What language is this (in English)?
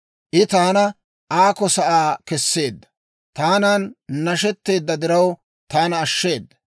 Dawro